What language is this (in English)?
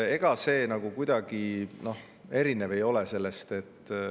Estonian